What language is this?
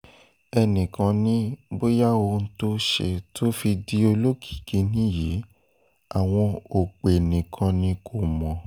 Yoruba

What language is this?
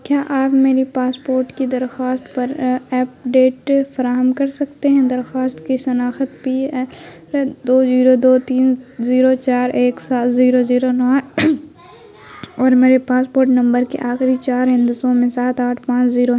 Urdu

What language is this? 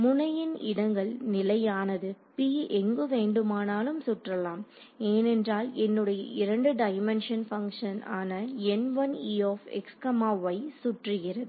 Tamil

